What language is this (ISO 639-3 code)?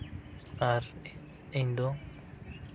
sat